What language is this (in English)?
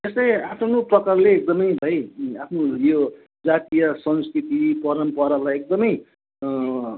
Nepali